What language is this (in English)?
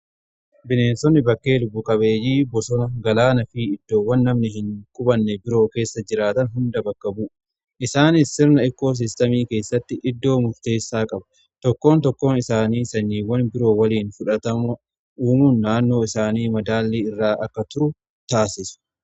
Oromo